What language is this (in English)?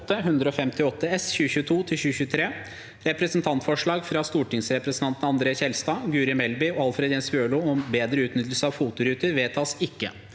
Norwegian